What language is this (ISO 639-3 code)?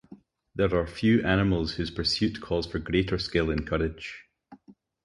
eng